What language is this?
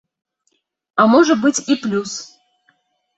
Belarusian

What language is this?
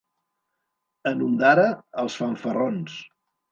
Catalan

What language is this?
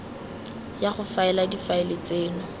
Tswana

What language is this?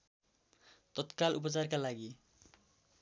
Nepali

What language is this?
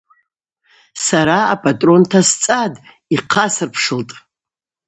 Abaza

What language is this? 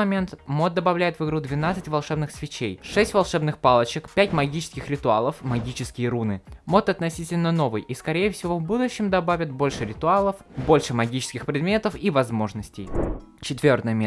Russian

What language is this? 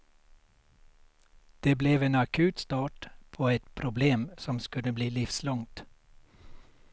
Swedish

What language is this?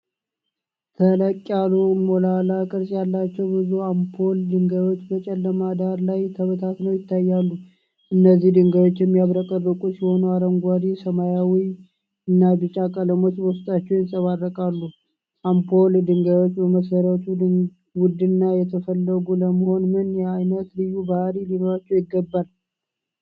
Amharic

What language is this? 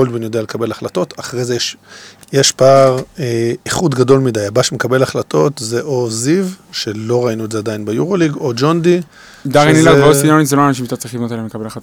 Hebrew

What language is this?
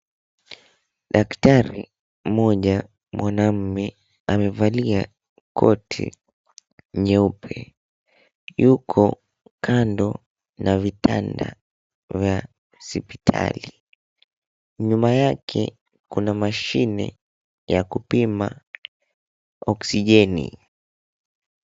Swahili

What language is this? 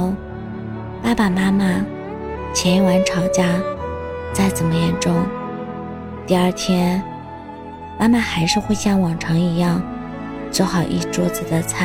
Chinese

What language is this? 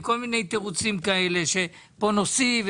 Hebrew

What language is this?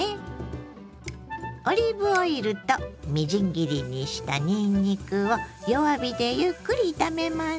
Japanese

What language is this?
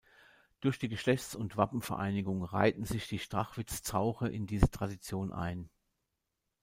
German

